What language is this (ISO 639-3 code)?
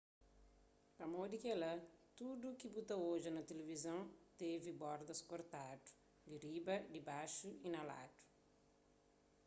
kea